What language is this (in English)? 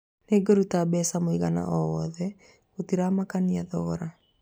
Kikuyu